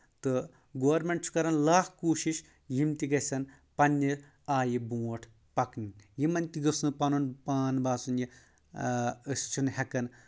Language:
Kashmiri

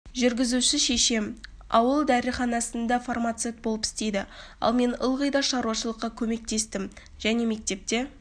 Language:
Kazakh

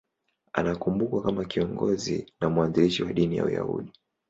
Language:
Swahili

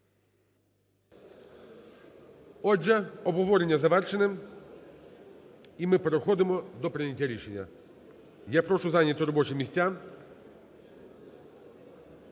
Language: Ukrainian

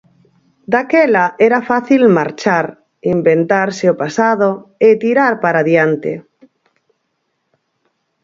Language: Galician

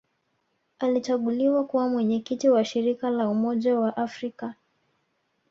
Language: Swahili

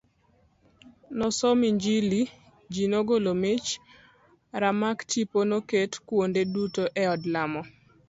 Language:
Luo (Kenya and Tanzania)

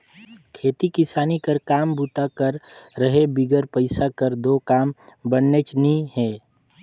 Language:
Chhattisgarhi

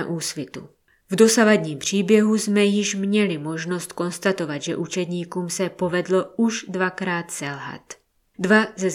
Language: Czech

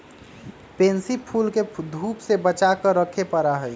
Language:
Magahi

